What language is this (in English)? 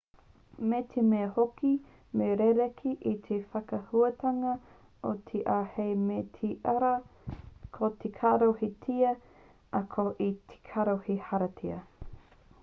Māori